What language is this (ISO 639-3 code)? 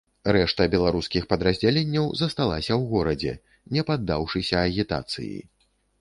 bel